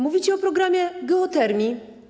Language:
Polish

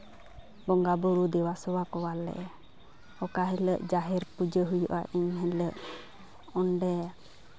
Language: Santali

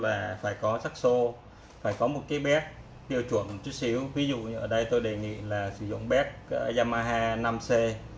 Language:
Vietnamese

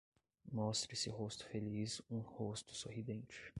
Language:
Portuguese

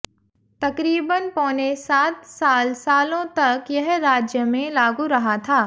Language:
Hindi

